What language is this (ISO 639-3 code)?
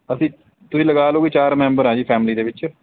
pan